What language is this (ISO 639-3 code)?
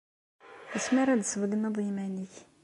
kab